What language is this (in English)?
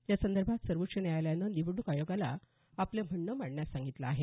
Marathi